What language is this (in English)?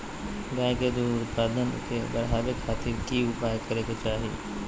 Magahi